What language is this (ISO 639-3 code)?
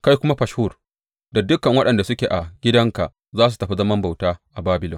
hau